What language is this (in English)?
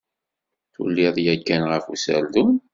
Kabyle